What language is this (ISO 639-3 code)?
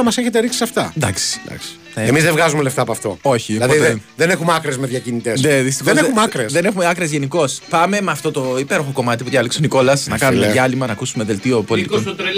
ell